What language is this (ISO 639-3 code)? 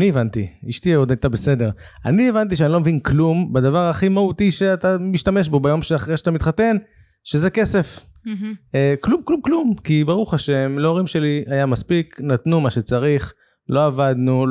heb